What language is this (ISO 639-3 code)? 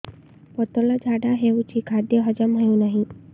ori